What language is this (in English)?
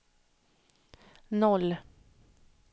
Swedish